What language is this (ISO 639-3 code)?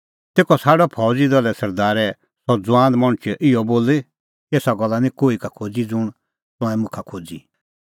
kfx